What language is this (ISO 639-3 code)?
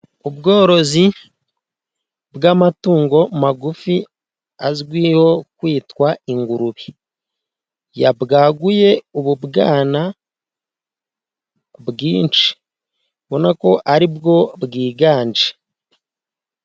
kin